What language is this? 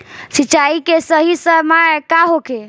Bhojpuri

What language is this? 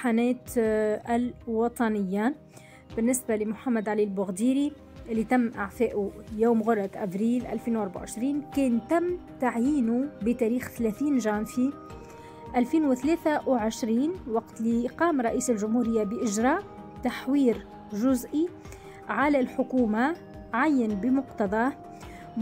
Arabic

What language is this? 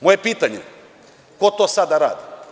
Serbian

